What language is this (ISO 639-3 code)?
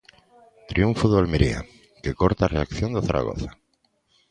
glg